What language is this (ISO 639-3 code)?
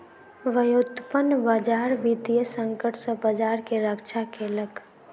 mai